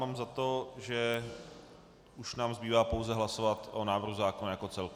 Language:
Czech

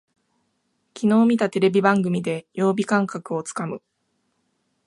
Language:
Japanese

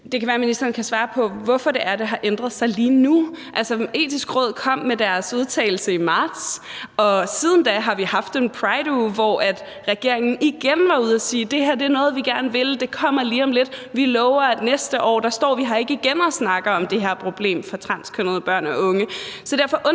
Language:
Danish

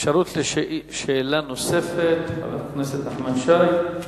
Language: Hebrew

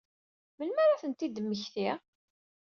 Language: Kabyle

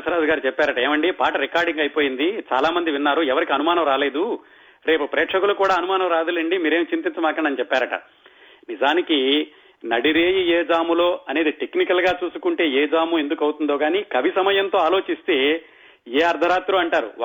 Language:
Telugu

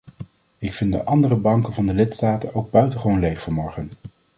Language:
Dutch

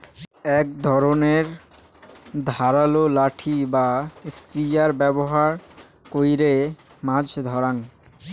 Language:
Bangla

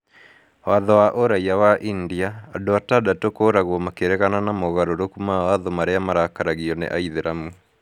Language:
Kikuyu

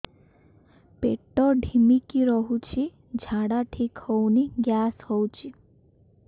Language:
Odia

